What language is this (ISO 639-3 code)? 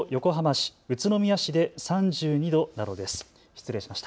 jpn